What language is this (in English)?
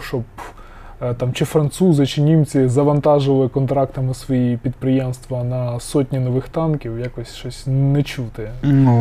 Ukrainian